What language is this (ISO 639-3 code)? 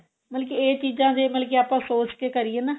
pan